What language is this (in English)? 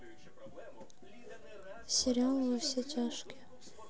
Russian